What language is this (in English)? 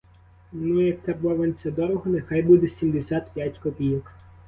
Ukrainian